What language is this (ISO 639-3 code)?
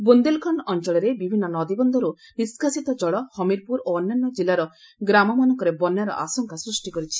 ori